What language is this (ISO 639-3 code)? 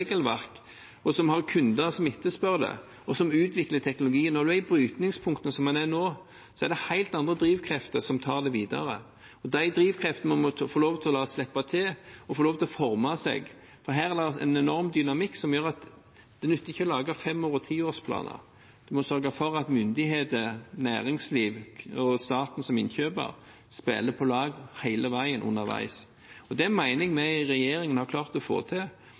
nob